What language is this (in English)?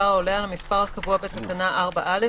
Hebrew